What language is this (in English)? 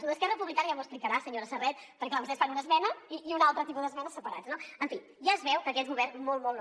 Catalan